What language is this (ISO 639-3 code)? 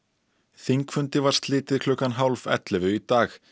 isl